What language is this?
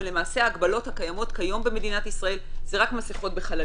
Hebrew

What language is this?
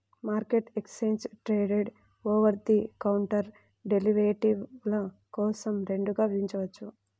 Telugu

